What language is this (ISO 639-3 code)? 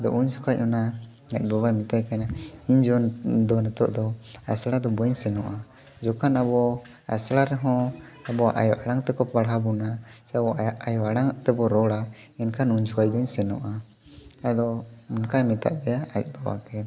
sat